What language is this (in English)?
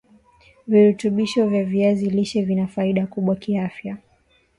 Swahili